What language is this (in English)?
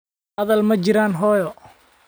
Somali